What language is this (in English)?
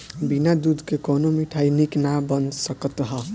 Bhojpuri